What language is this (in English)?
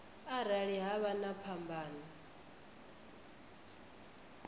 Venda